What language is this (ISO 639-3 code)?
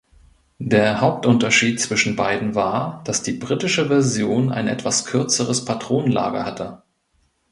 deu